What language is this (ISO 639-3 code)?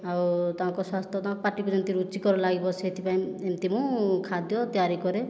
ori